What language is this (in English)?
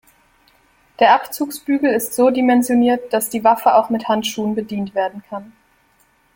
German